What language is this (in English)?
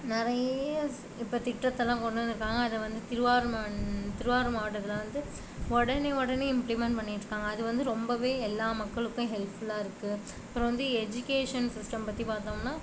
Tamil